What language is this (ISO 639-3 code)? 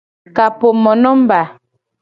gej